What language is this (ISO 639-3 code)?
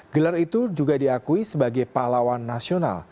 ind